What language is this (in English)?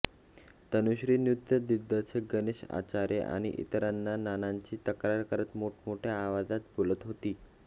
Marathi